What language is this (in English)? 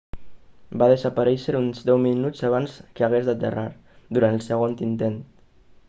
Catalan